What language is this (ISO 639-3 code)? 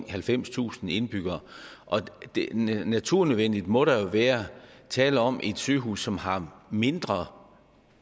dan